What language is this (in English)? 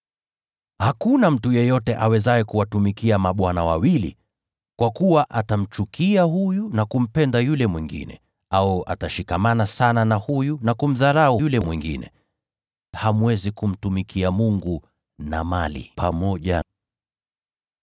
Swahili